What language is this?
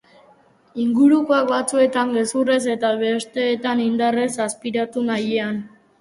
Basque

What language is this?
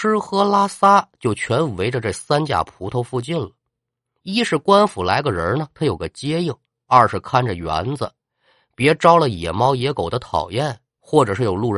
Chinese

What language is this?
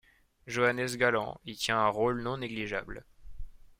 French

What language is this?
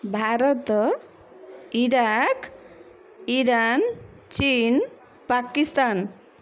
Odia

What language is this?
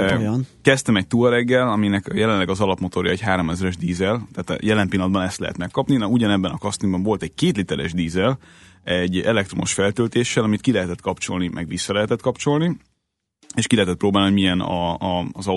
Hungarian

